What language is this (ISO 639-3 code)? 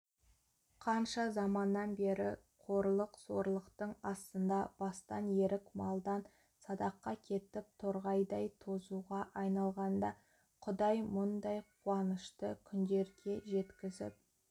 kaz